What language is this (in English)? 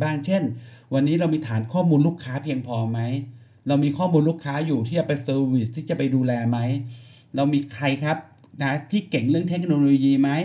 Thai